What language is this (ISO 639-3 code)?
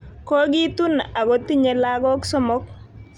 kln